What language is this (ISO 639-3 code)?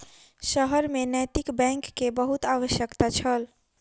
mai